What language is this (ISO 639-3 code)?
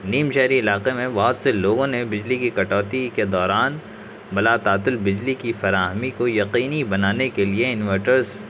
urd